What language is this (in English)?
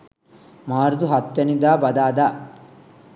Sinhala